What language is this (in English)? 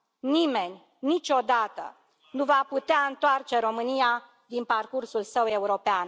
Romanian